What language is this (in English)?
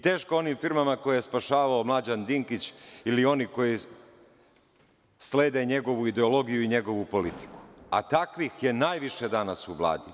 Serbian